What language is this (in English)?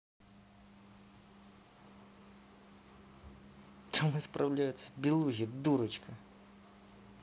Russian